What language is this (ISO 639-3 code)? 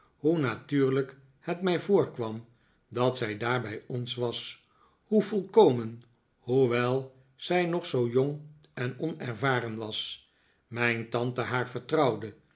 nld